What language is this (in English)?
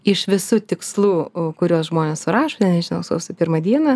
Lithuanian